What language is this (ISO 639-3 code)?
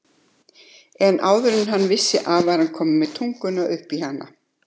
isl